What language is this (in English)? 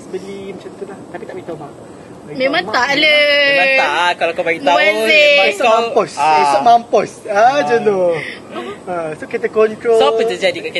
Malay